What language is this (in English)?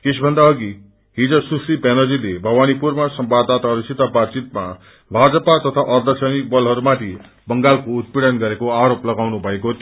Nepali